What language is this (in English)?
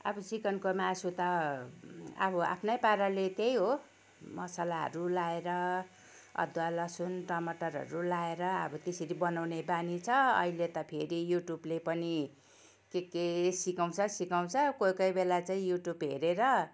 Nepali